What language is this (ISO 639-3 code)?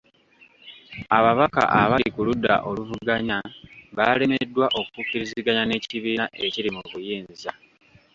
lug